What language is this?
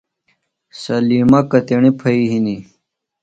Phalura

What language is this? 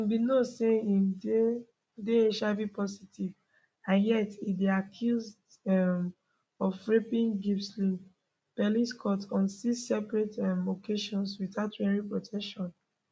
Nigerian Pidgin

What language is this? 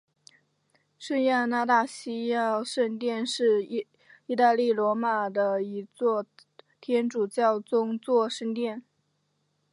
Chinese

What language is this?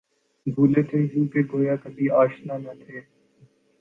Urdu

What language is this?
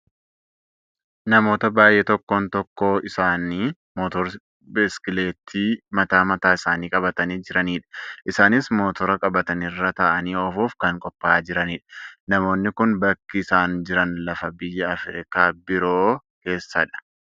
Oromo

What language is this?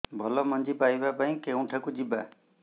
Odia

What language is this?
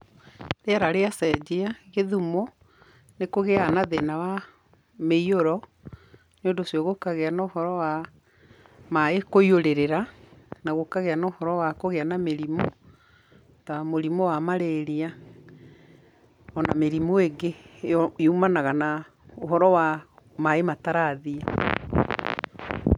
Kikuyu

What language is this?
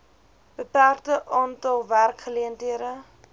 Afrikaans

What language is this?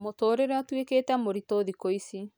Kikuyu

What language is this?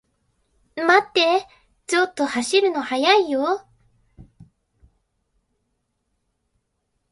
Japanese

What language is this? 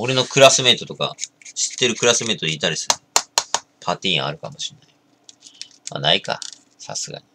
Japanese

